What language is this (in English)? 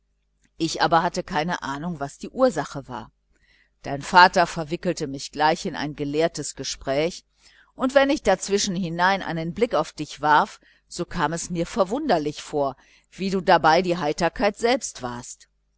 German